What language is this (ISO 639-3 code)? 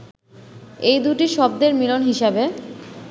ben